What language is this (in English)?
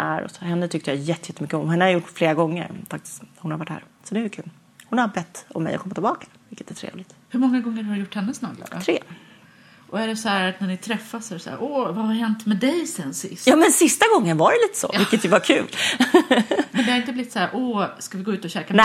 Swedish